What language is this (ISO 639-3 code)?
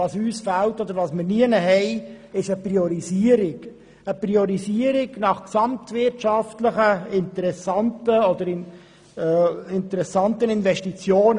gsw